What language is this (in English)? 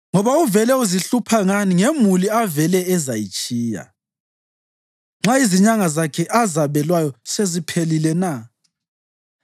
North Ndebele